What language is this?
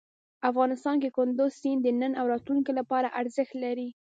Pashto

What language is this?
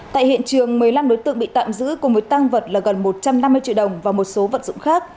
Vietnamese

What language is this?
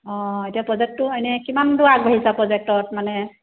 Assamese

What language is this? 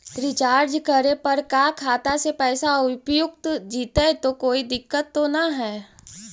Magahi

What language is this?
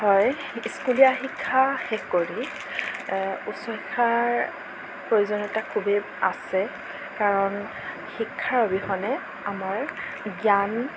Assamese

